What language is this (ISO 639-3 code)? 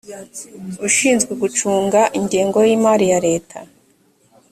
kin